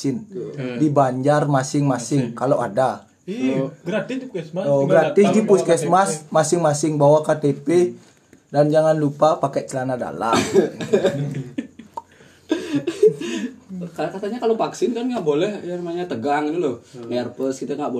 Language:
Indonesian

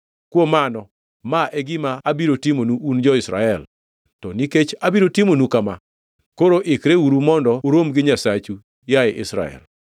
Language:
Luo (Kenya and Tanzania)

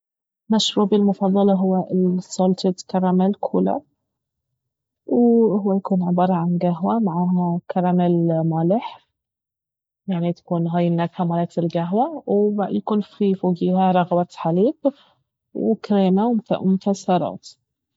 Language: Baharna Arabic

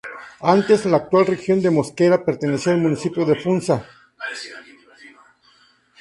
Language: Spanish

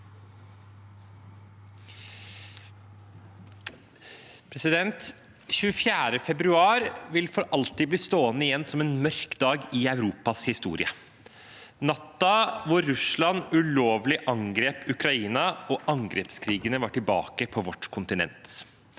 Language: Norwegian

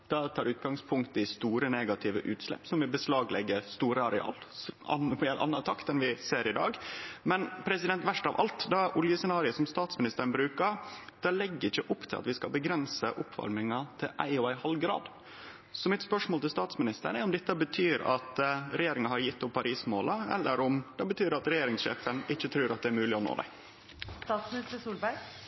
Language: Norwegian Nynorsk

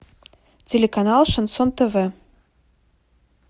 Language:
Russian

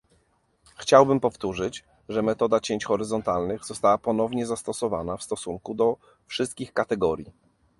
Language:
Polish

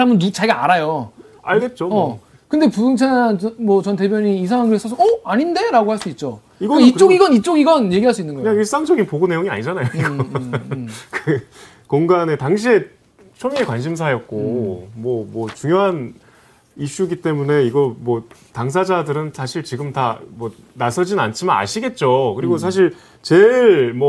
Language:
Korean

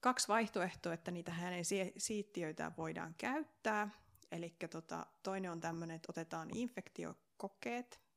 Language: Finnish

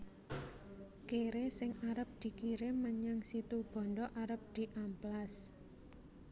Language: Javanese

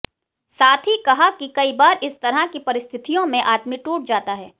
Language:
Hindi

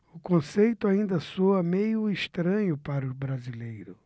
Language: Portuguese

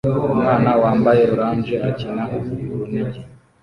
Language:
Kinyarwanda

